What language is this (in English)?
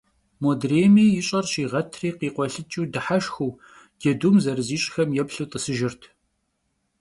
Kabardian